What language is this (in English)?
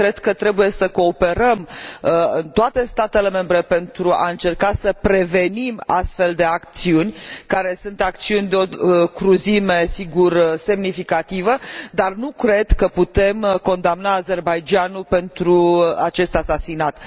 Romanian